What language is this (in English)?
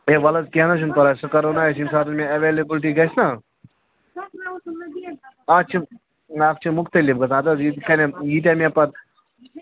Kashmiri